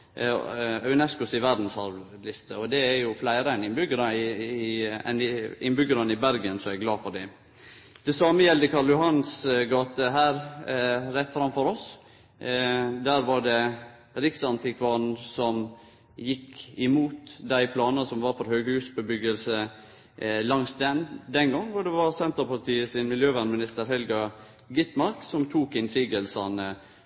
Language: Norwegian Nynorsk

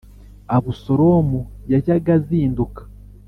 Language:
Kinyarwanda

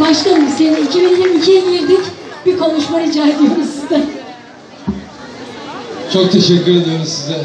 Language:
Turkish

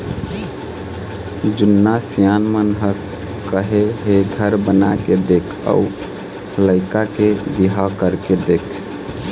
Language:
Chhattisgarhi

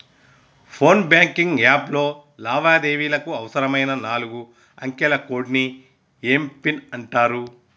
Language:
Telugu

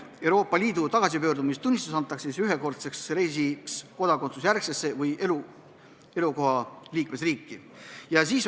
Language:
Estonian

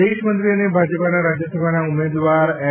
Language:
Gujarati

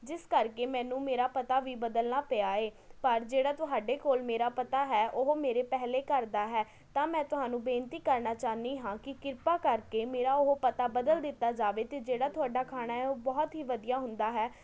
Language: Punjabi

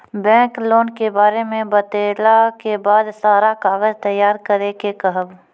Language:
Maithili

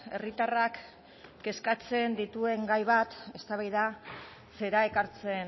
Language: Basque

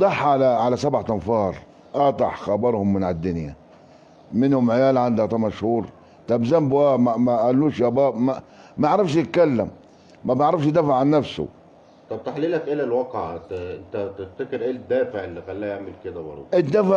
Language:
Arabic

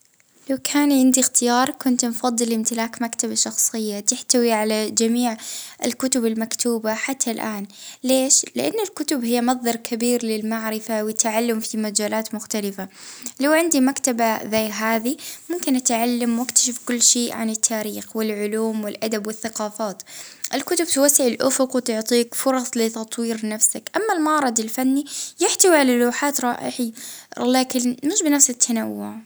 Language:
Libyan Arabic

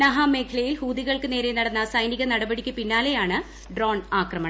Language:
Malayalam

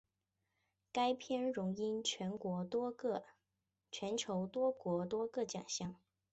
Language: Chinese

